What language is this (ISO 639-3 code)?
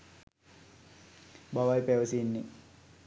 sin